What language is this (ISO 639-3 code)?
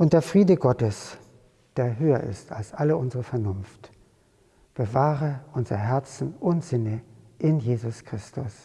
deu